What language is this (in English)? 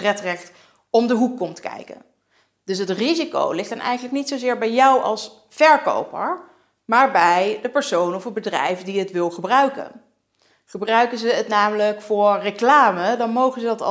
Dutch